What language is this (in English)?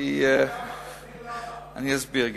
Hebrew